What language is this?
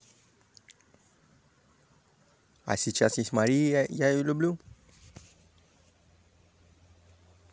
Russian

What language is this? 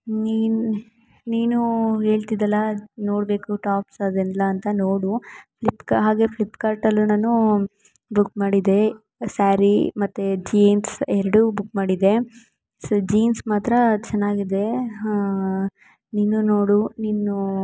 Kannada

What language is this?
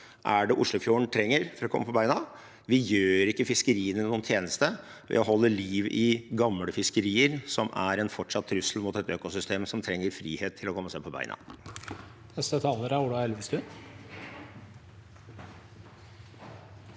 Norwegian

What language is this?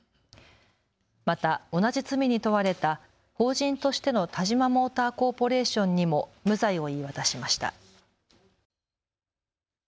Japanese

